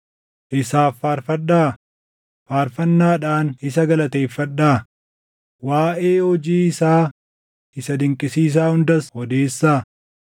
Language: Oromo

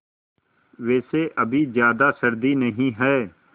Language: Hindi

